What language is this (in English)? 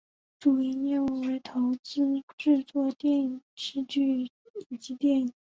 Chinese